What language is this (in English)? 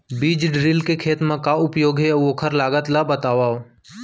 Chhattisgarhi